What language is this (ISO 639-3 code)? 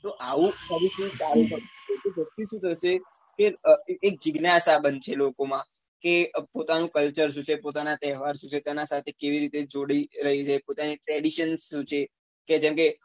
guj